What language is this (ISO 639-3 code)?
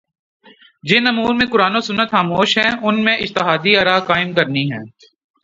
urd